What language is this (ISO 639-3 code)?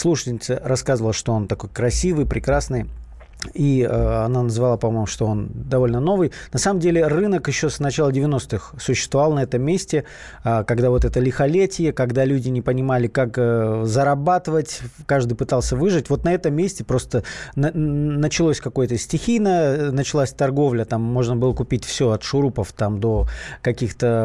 rus